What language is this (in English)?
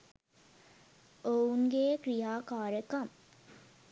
Sinhala